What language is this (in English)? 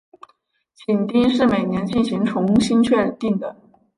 Chinese